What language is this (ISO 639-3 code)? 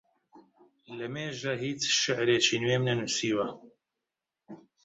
ckb